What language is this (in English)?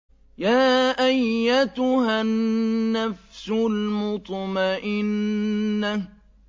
Arabic